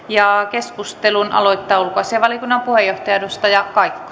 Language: Finnish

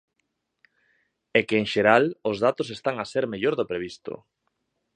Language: Galician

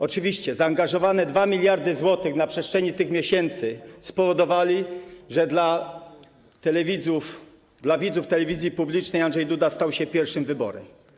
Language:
Polish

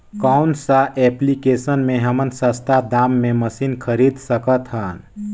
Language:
Chhattisgarhi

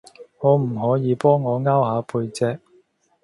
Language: Cantonese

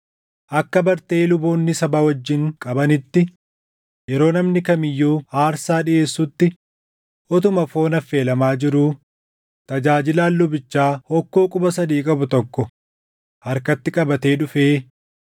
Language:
Oromo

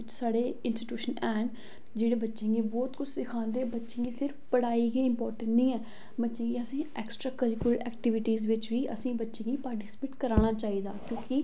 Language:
Dogri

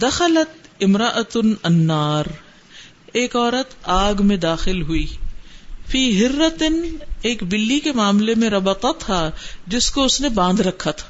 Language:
Urdu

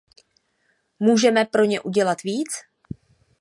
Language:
Czech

